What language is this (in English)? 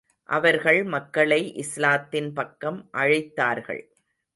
Tamil